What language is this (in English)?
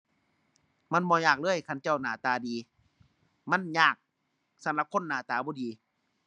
Thai